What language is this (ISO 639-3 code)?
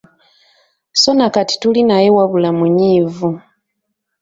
lug